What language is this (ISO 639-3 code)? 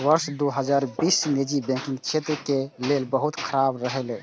mai